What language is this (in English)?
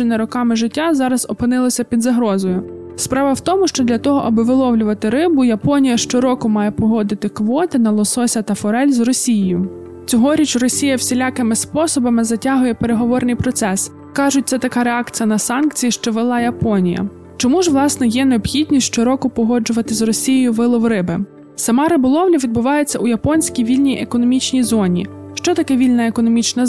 Ukrainian